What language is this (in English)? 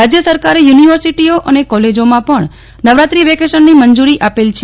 Gujarati